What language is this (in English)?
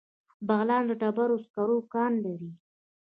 Pashto